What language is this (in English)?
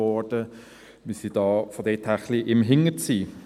Swiss German